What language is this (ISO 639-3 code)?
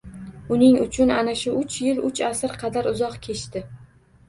uzb